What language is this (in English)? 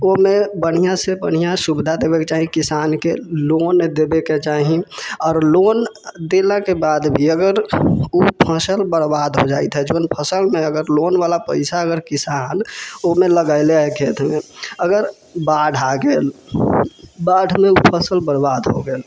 Maithili